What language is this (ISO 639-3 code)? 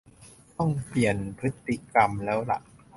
tha